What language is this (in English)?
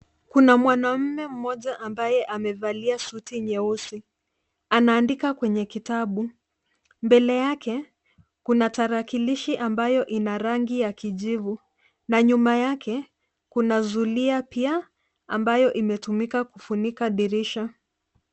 Swahili